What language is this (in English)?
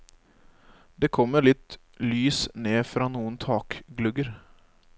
Norwegian